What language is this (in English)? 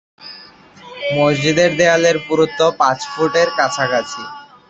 Bangla